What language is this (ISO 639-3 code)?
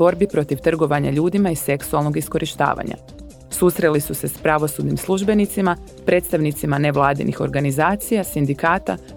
hrv